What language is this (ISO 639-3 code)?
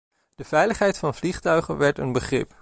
nld